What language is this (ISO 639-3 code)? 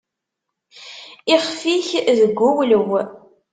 kab